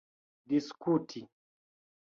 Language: Esperanto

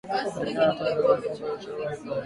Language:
Swahili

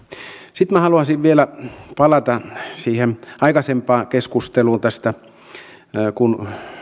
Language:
Finnish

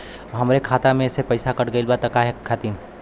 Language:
Bhojpuri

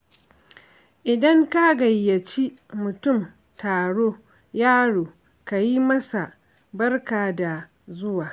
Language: Hausa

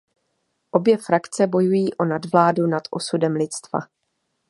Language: Czech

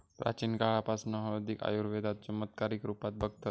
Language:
Marathi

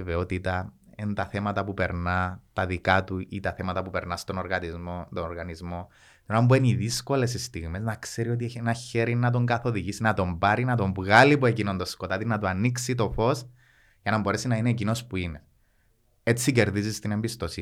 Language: Greek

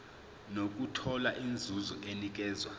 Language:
Zulu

